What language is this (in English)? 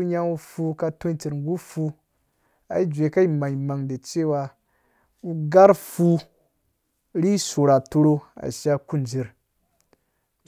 Dũya